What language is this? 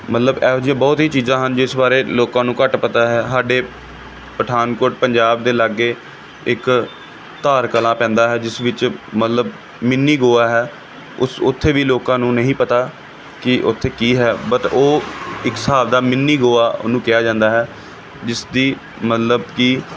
Punjabi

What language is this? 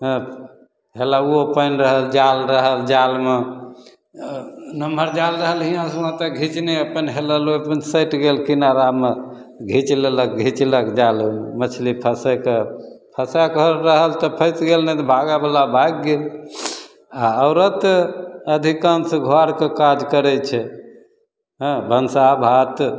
Maithili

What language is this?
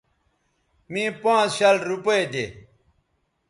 Bateri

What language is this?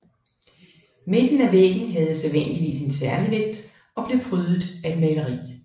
Danish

